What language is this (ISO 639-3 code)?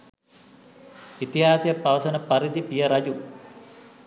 sin